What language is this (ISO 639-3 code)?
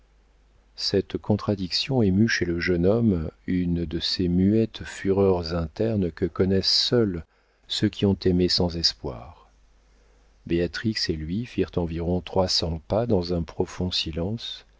fra